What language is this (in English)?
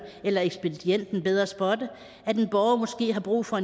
Danish